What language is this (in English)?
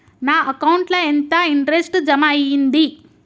Telugu